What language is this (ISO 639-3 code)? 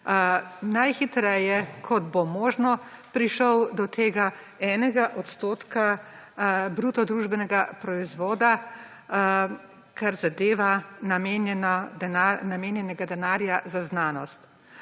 slv